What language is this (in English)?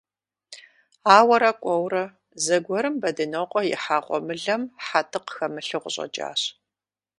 Kabardian